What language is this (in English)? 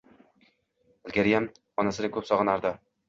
Uzbek